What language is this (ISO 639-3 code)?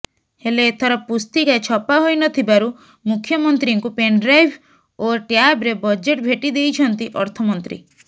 ori